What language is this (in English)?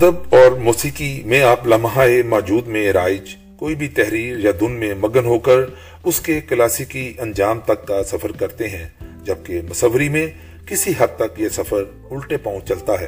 Urdu